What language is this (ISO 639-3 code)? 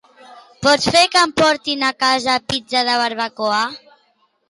cat